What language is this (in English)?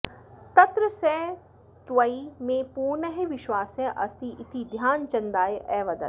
Sanskrit